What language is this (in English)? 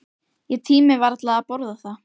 Icelandic